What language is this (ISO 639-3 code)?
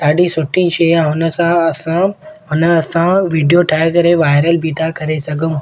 snd